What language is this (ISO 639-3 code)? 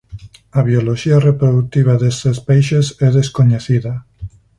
glg